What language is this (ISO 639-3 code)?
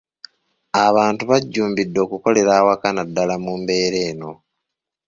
lug